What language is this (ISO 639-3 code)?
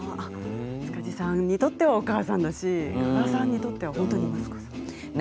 jpn